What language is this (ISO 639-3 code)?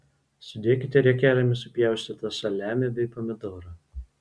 lit